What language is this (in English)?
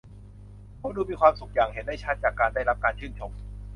Thai